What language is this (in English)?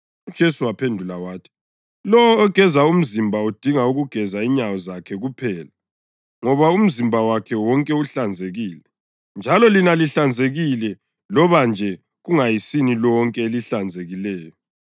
North Ndebele